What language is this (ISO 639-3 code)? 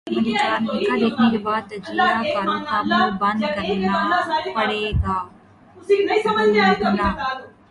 urd